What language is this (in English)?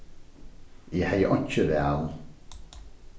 Faroese